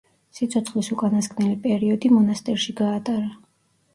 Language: Georgian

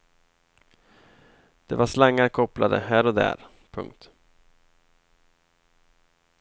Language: Swedish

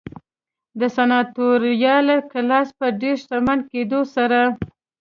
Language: Pashto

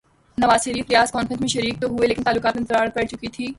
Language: Urdu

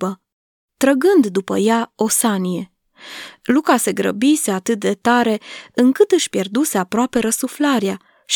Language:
Romanian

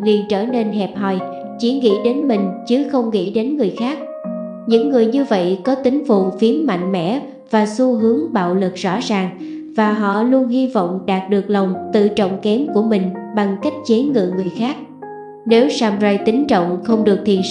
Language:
Vietnamese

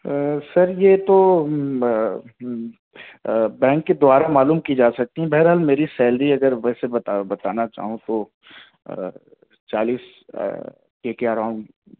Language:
Urdu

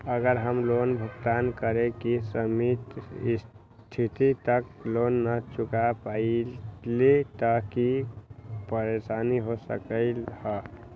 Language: Magahi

